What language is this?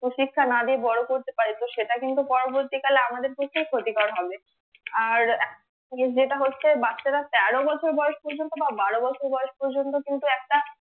Bangla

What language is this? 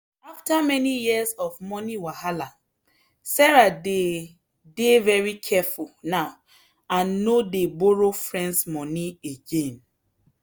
Nigerian Pidgin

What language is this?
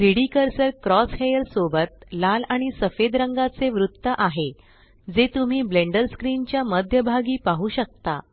Marathi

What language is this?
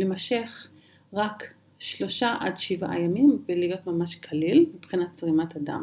Hebrew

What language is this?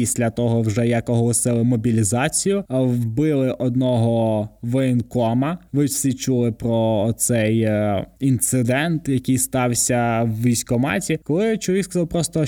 Ukrainian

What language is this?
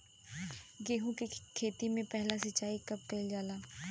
Bhojpuri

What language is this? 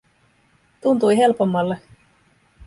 Finnish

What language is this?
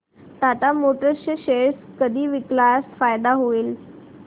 Marathi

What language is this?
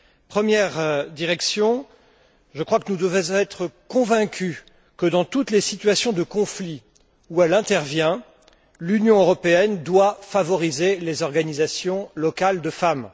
French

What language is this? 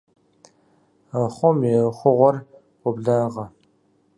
Kabardian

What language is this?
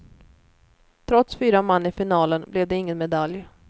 Swedish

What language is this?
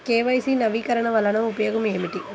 Telugu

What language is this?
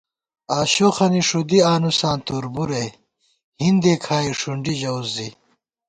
Gawar-Bati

